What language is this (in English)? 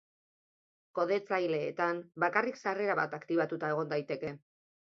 Basque